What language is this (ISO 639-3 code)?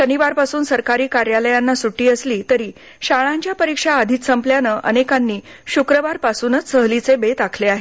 mar